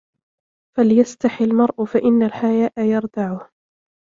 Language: Arabic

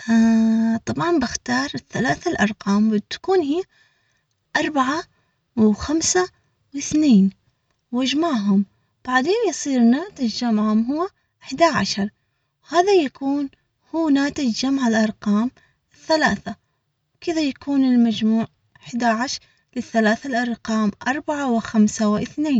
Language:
Omani Arabic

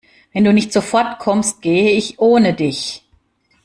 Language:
German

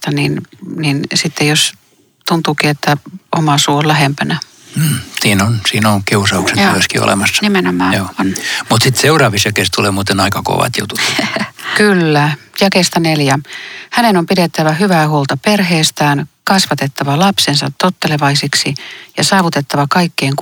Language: Finnish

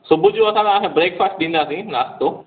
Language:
Sindhi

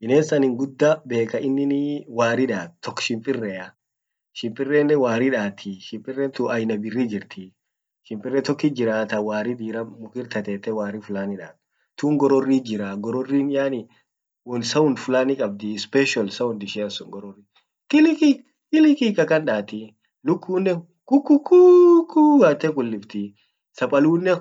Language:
Orma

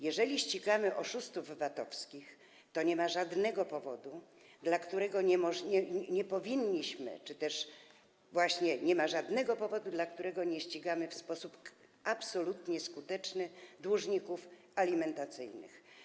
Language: Polish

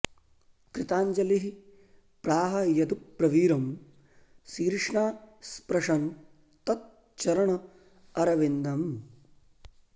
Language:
Sanskrit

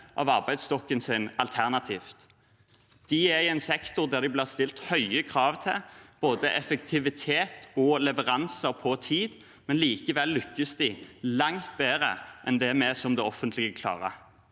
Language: Norwegian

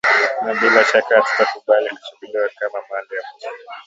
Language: Swahili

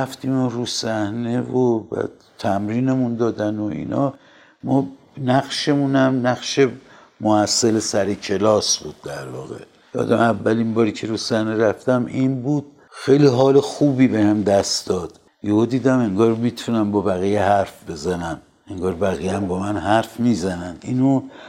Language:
Persian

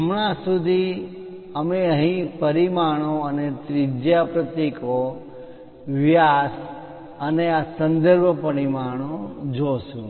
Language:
Gujarati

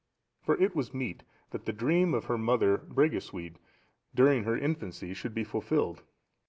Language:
English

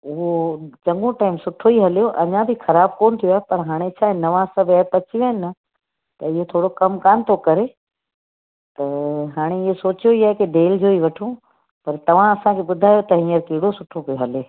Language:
Sindhi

